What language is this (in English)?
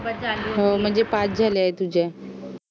Marathi